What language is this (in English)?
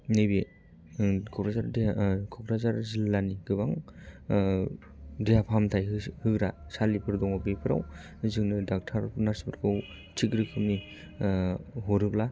Bodo